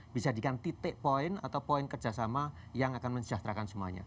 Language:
Indonesian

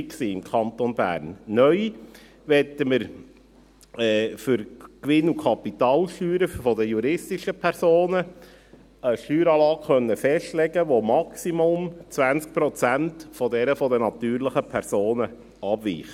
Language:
Swiss German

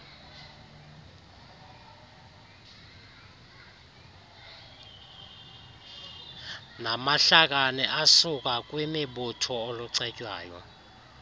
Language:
Xhosa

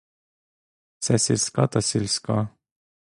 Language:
Ukrainian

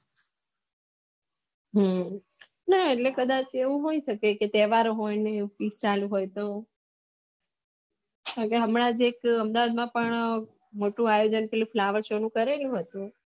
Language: Gujarati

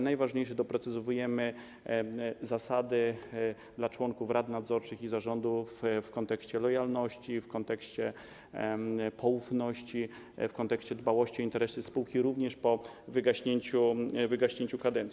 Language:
Polish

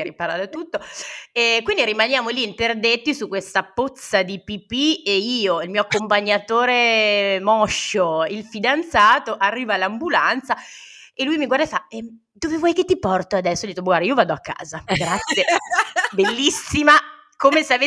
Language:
Italian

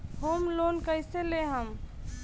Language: Bhojpuri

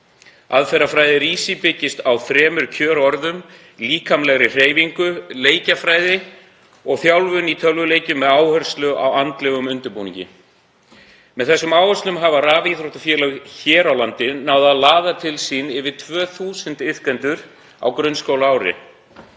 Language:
Icelandic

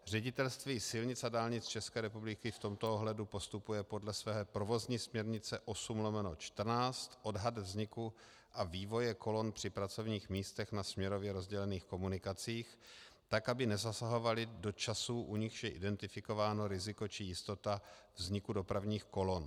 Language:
Czech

